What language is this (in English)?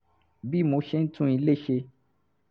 Yoruba